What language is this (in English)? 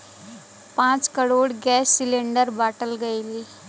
Bhojpuri